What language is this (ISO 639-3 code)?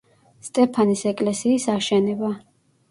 kat